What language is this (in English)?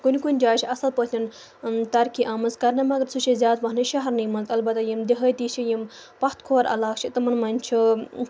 Kashmiri